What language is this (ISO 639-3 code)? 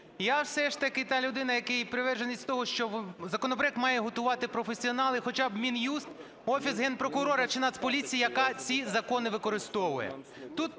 ukr